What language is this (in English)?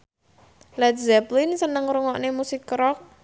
Javanese